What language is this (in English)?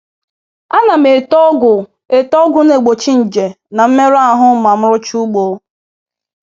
Igbo